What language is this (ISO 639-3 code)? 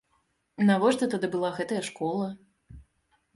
bel